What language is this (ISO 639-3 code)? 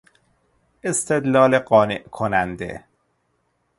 fas